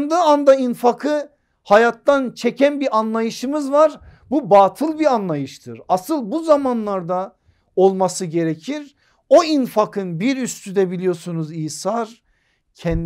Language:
Turkish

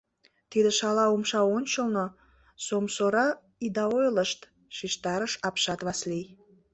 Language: Mari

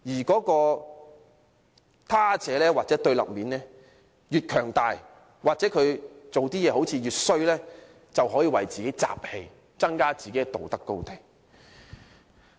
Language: Cantonese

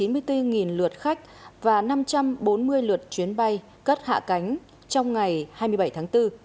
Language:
Vietnamese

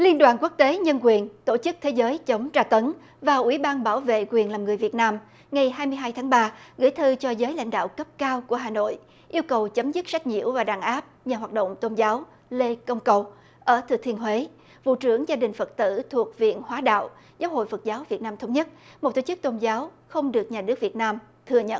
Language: Vietnamese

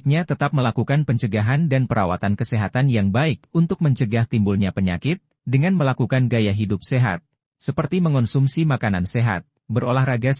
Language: Indonesian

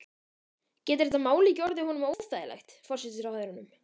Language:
Icelandic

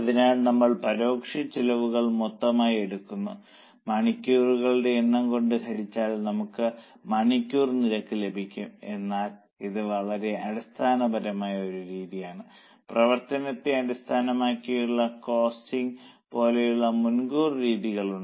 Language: Malayalam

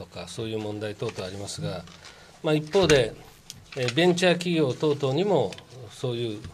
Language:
Japanese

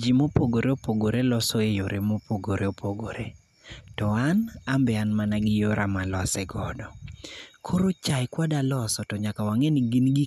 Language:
Luo (Kenya and Tanzania)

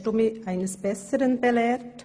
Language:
Swiss German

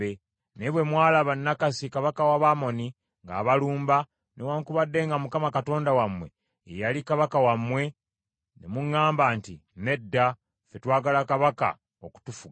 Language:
Ganda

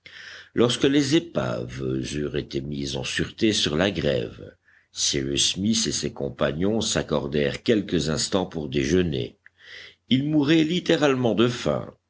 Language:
French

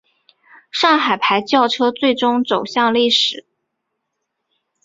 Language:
Chinese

